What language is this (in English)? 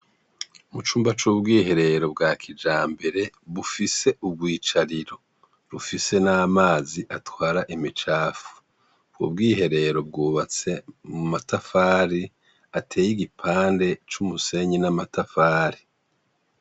Rundi